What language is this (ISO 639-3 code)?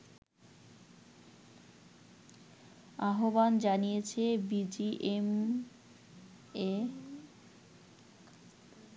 ben